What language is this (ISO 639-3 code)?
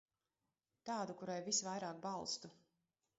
lav